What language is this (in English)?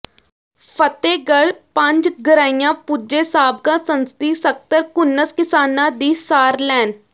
Punjabi